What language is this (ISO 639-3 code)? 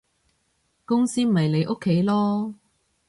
yue